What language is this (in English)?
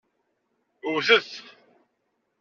Kabyle